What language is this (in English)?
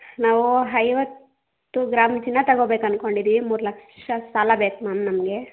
Kannada